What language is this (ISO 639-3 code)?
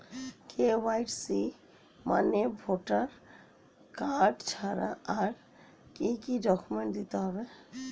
ben